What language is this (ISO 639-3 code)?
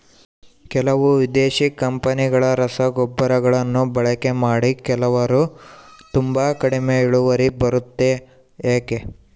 kan